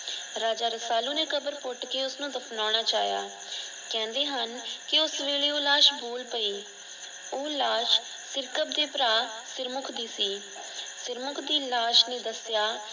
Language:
Punjabi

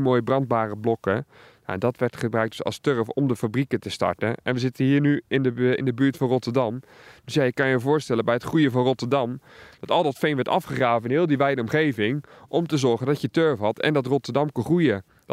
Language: Dutch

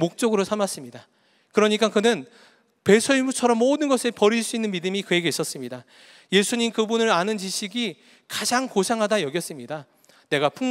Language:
Korean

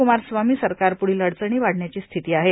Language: Marathi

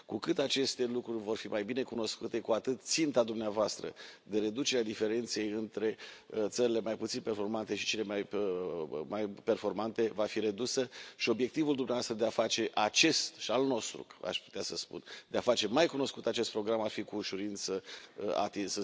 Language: Romanian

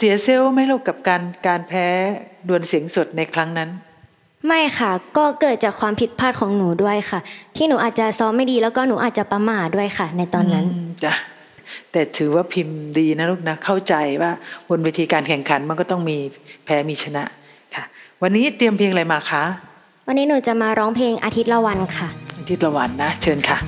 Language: Thai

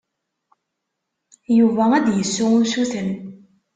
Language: Kabyle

